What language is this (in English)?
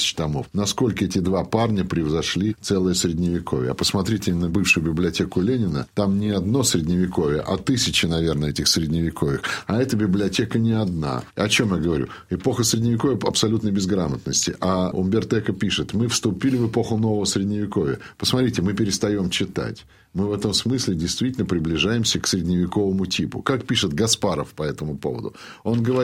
Russian